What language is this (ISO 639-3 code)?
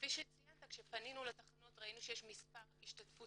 heb